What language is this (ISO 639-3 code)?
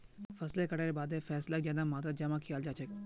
mag